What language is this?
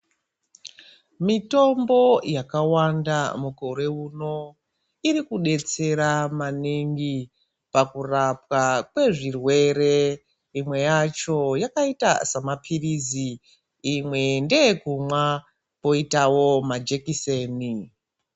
Ndau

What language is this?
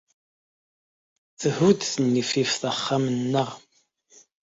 Kabyle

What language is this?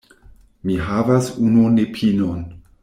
Esperanto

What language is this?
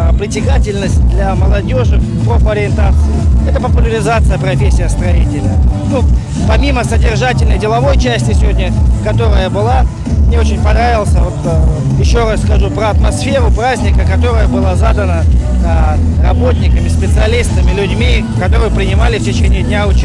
Russian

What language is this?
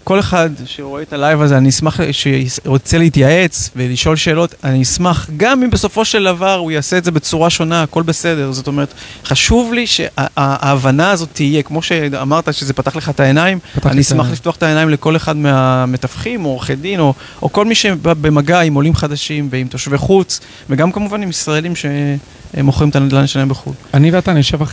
Hebrew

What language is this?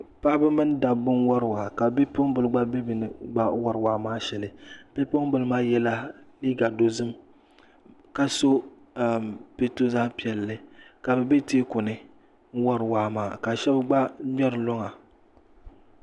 Dagbani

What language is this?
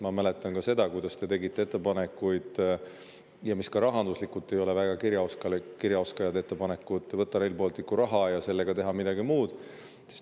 Estonian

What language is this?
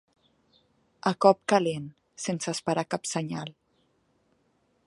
Catalan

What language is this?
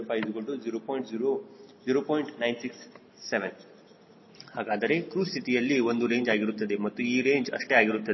Kannada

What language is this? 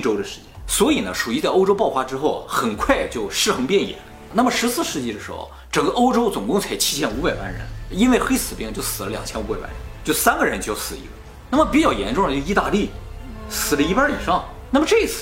Chinese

